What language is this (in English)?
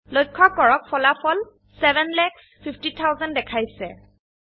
Assamese